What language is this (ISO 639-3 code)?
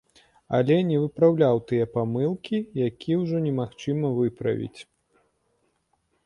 bel